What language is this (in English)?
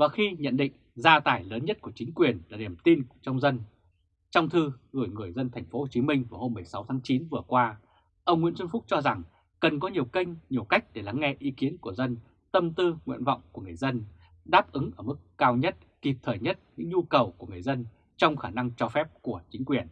Vietnamese